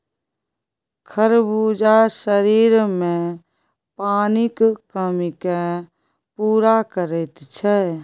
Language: Maithili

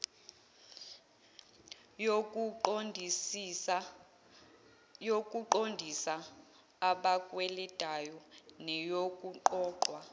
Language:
Zulu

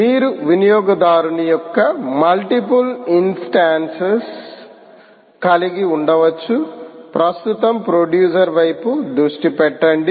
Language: Telugu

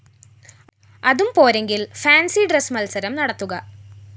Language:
Malayalam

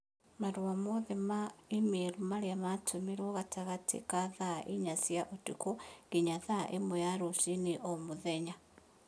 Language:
Kikuyu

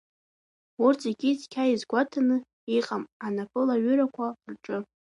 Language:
Abkhazian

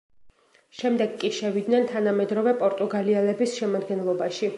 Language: Georgian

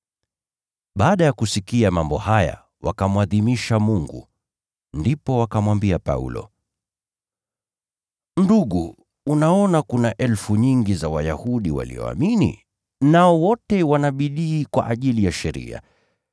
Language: Swahili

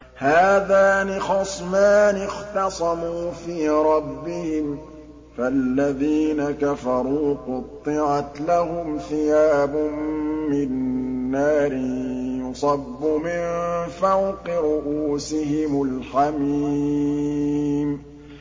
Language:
Arabic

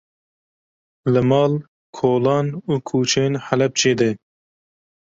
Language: Kurdish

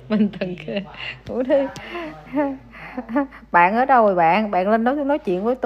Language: Vietnamese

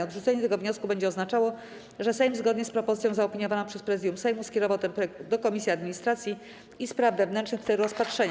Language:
Polish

